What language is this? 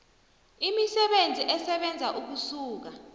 South Ndebele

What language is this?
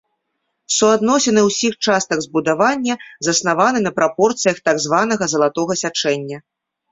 Belarusian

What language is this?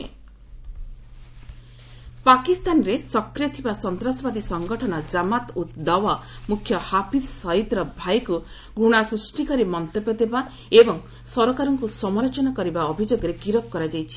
Odia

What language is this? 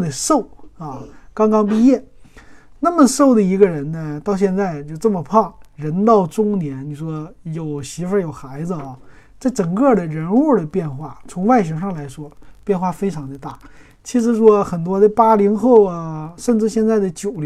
Chinese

